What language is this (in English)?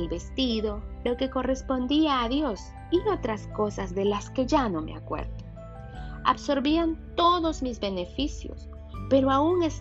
Spanish